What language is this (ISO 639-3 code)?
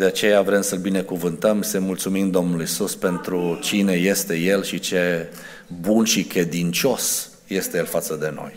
ron